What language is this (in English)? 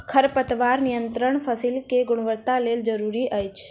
Maithili